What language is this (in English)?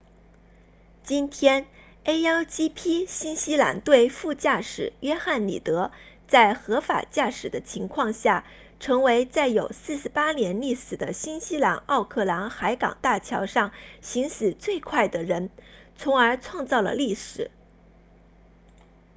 Chinese